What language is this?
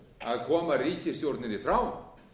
Icelandic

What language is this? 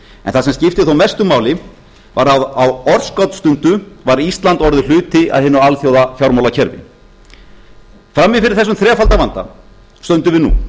Icelandic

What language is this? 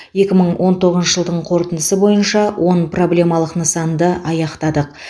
Kazakh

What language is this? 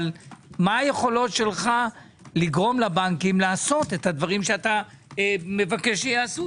Hebrew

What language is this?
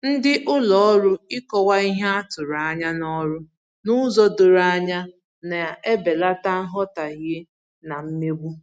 Igbo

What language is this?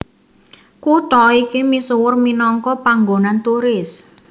Javanese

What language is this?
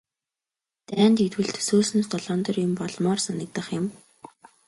Mongolian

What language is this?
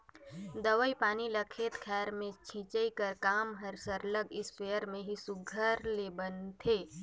Chhattisgarhi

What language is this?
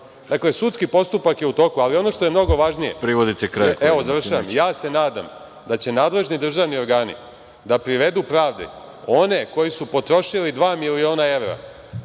Serbian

